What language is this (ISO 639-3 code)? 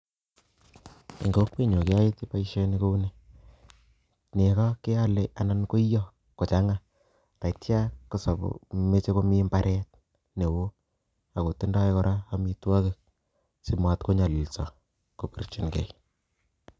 kln